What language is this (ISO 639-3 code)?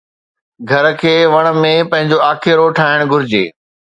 snd